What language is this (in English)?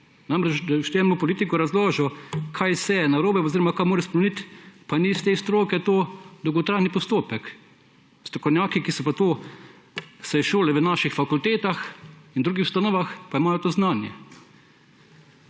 Slovenian